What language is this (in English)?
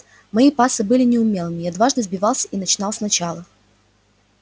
Russian